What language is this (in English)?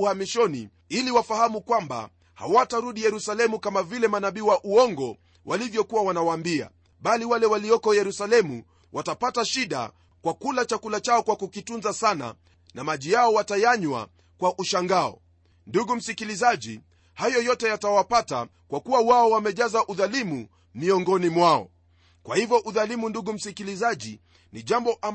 Swahili